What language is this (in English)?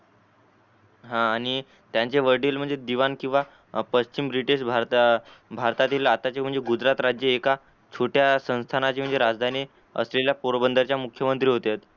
Marathi